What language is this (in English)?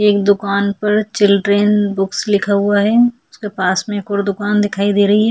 Hindi